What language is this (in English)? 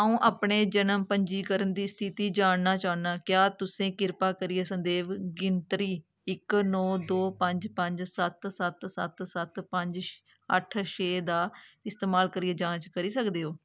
Dogri